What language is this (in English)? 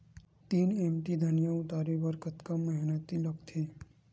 Chhattisgarhi